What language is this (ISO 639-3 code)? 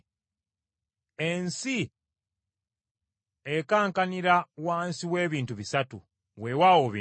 lug